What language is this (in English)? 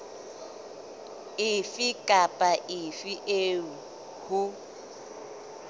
Southern Sotho